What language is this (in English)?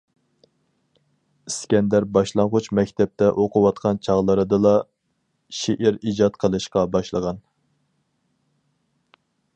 Uyghur